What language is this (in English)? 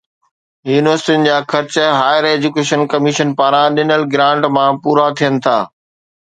Sindhi